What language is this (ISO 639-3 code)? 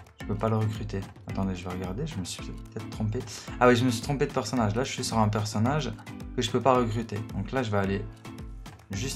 fra